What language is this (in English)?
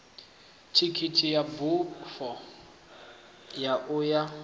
Venda